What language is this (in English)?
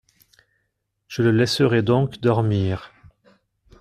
French